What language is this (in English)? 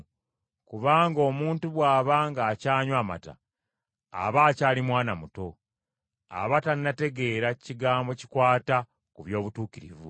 Ganda